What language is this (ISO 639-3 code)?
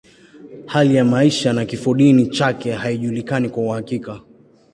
swa